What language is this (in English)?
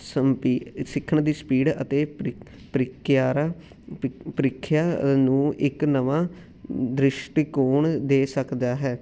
Punjabi